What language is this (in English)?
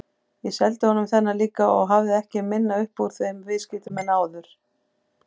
Icelandic